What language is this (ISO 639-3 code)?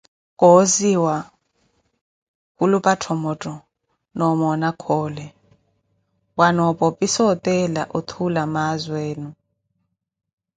eko